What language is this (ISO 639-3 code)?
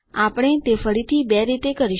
guj